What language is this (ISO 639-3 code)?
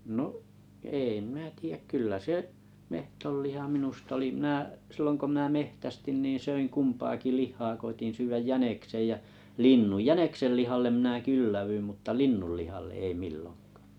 fin